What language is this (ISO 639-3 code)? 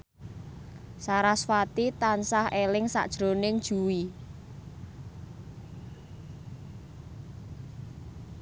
jav